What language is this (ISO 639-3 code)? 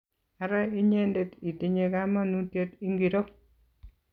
kln